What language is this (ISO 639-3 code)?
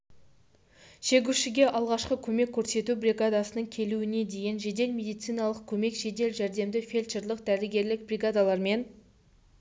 kaz